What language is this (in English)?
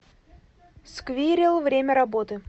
Russian